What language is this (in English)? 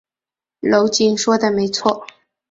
Chinese